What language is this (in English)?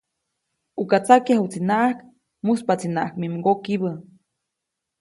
Copainalá Zoque